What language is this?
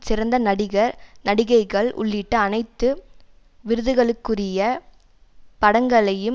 Tamil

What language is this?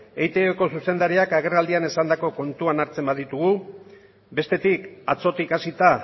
Basque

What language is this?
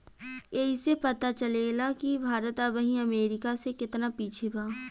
Bhojpuri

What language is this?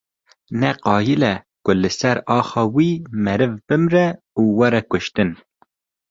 Kurdish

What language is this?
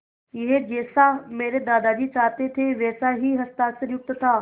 Hindi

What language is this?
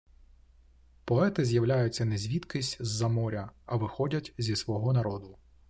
Ukrainian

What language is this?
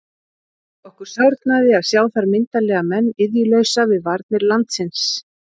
Icelandic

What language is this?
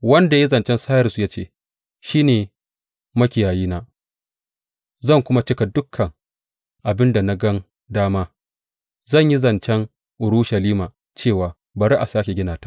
Hausa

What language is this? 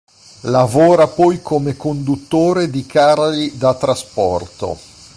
Italian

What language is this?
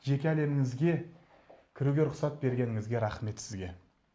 Kazakh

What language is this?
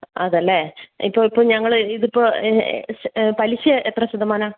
Malayalam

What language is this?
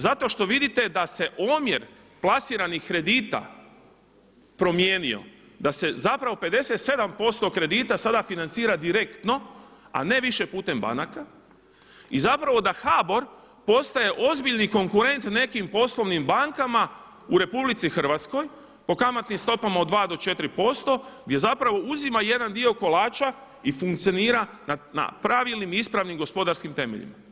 Croatian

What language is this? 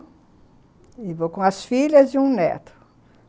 Portuguese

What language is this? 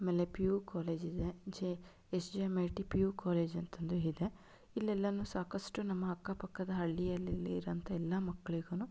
Kannada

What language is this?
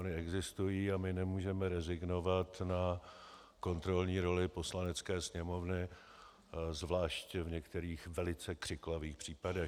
Czech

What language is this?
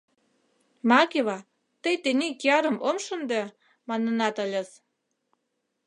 Mari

